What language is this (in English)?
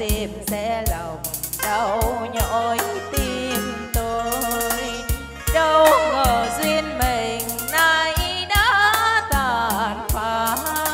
Vietnamese